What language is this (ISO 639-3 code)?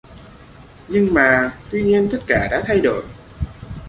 vie